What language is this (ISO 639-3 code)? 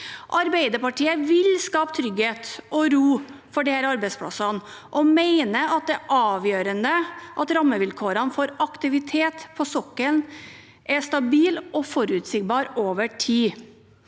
nor